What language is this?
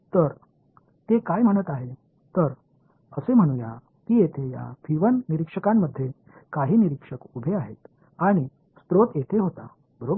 Marathi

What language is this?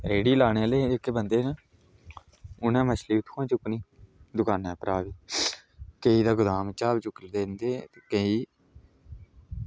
Dogri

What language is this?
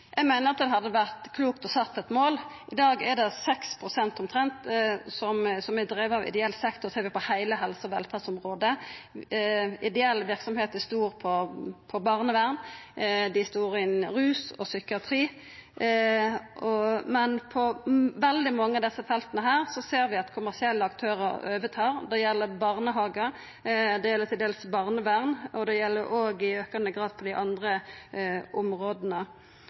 Norwegian Nynorsk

